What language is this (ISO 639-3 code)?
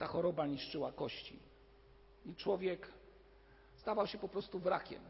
pol